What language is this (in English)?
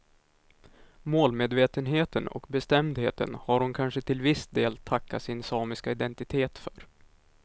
Swedish